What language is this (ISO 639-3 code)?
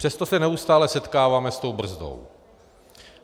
ces